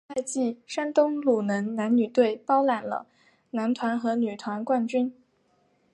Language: Chinese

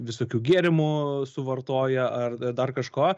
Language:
Lithuanian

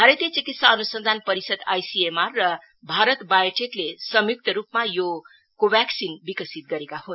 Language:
Nepali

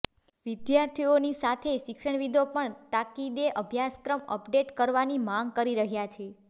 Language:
Gujarati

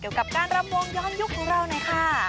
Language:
Thai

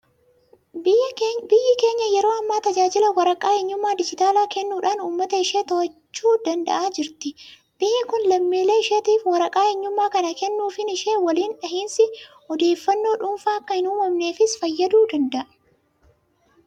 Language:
Oromo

